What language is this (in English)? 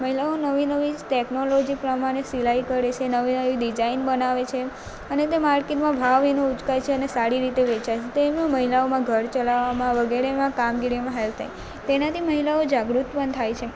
Gujarati